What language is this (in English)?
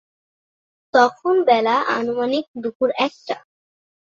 Bangla